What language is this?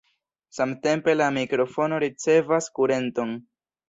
Esperanto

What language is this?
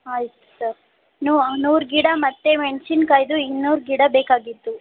Kannada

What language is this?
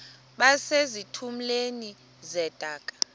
Xhosa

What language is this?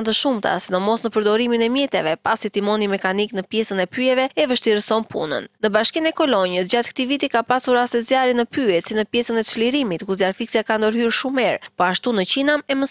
Romanian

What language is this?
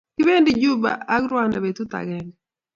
Kalenjin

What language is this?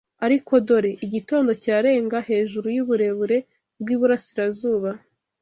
Kinyarwanda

